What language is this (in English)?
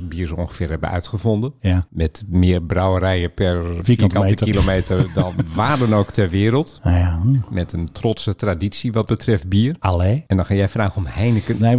Dutch